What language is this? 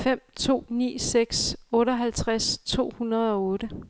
Danish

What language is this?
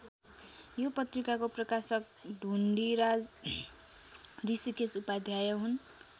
Nepali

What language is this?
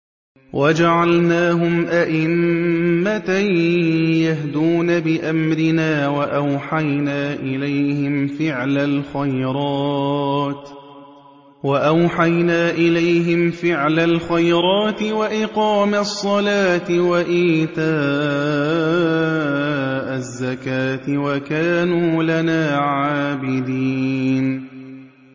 Arabic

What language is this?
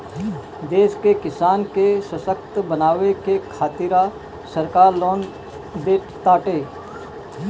Bhojpuri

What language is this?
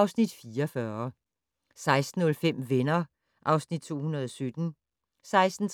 Danish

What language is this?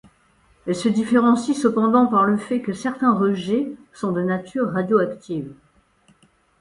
French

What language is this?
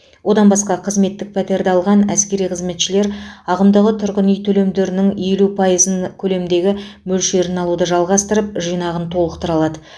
Kazakh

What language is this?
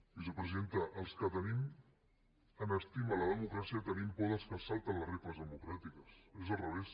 Catalan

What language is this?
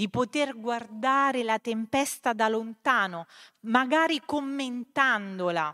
Italian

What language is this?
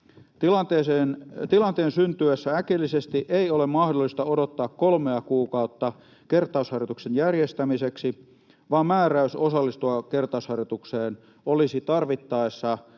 Finnish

